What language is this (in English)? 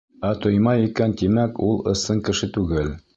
Bashkir